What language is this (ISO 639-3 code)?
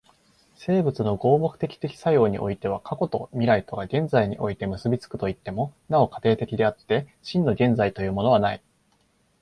jpn